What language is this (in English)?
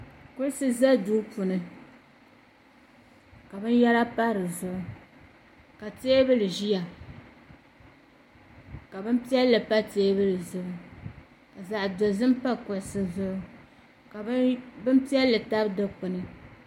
Dagbani